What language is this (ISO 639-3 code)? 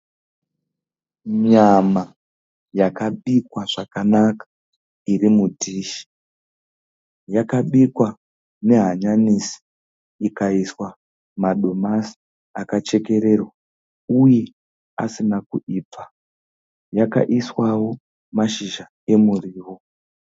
sna